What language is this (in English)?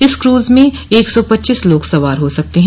Hindi